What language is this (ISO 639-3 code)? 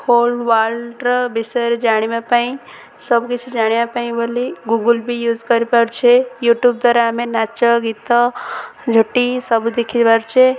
ori